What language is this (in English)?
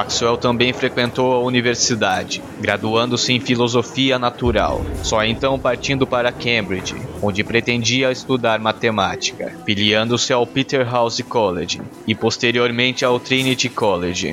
Portuguese